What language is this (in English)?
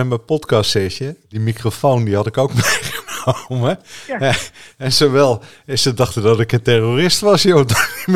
Dutch